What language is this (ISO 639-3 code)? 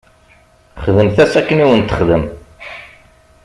kab